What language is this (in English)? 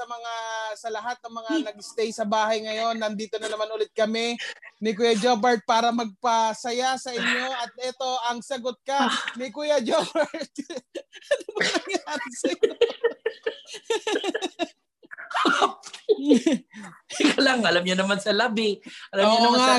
Filipino